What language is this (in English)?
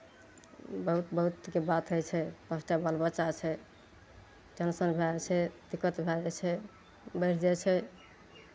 Maithili